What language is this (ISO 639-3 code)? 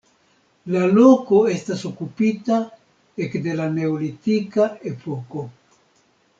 epo